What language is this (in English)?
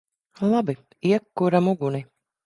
Latvian